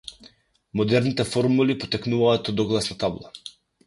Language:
Macedonian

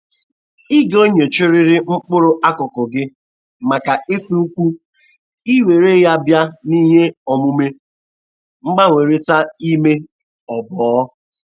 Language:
Igbo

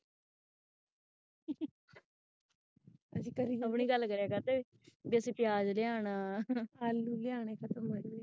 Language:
Punjabi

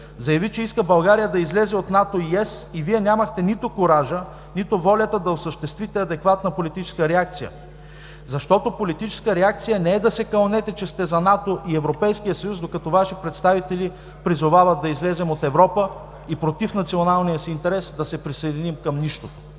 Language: Bulgarian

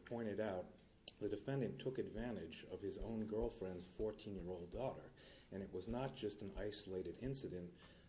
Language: English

